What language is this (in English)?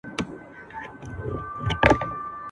Pashto